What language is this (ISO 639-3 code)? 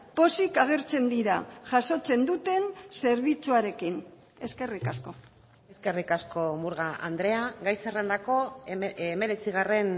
eus